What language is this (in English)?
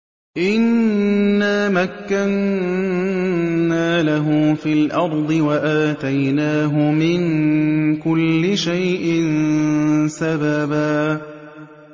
Arabic